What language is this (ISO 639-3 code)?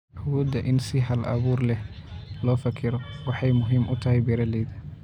som